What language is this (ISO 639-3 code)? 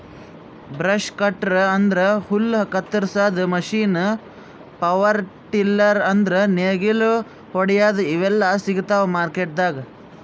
kan